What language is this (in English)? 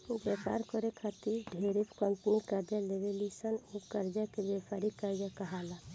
Bhojpuri